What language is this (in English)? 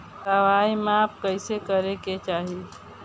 Bhojpuri